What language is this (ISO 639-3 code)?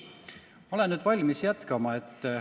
est